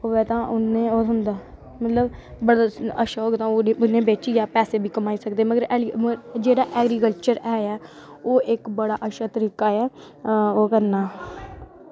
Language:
Dogri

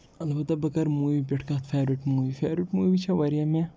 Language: Kashmiri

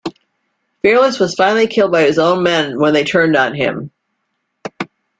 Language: English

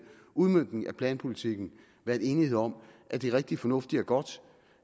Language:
Danish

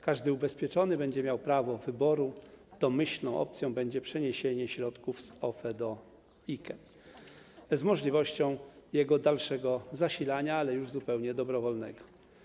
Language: Polish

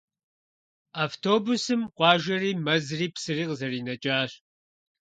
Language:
Kabardian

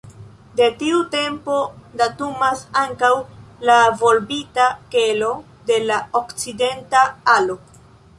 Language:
Esperanto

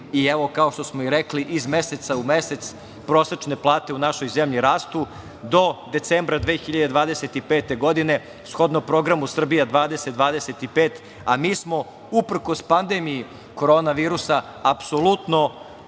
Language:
Serbian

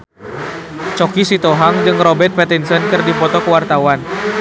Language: Sundanese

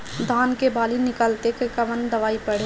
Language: Bhojpuri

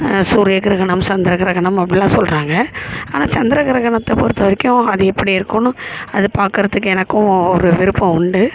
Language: Tamil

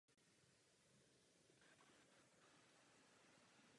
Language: Czech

